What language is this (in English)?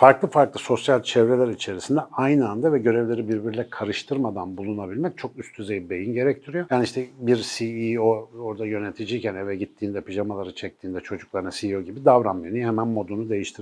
Turkish